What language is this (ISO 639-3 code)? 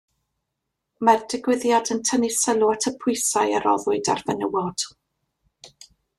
cym